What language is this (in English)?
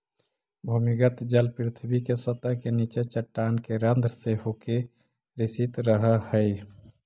Magahi